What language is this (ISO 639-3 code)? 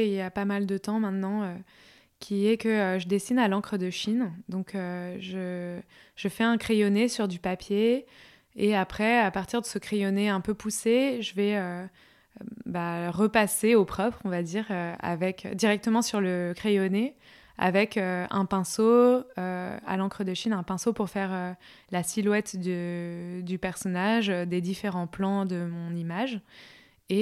fra